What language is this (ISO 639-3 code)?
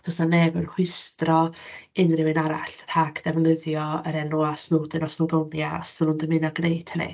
cym